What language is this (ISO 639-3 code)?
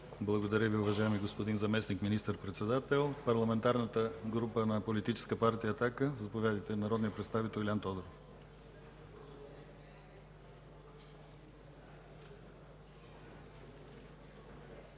bul